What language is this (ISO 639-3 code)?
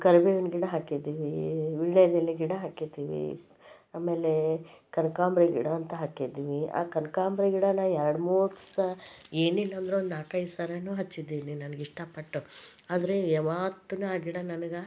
kan